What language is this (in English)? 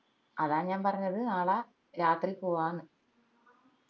Malayalam